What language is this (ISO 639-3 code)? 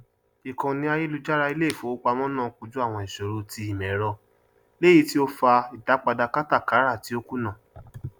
yor